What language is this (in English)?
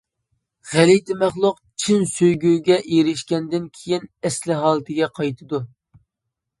Uyghur